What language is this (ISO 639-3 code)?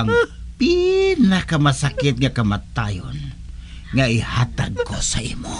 fil